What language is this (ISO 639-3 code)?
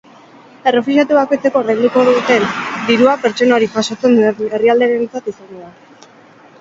eus